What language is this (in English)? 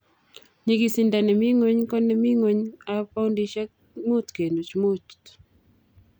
Kalenjin